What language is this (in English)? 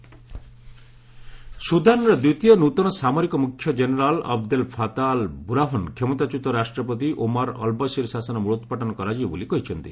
Odia